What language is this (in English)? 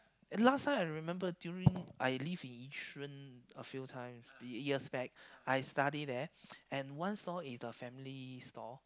English